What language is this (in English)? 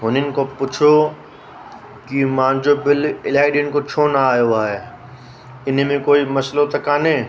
Sindhi